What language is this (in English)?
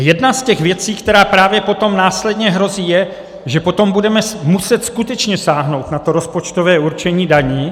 Czech